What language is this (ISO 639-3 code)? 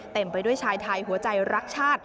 tha